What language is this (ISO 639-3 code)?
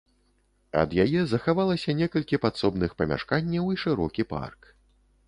bel